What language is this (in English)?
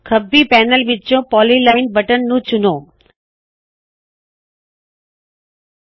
Punjabi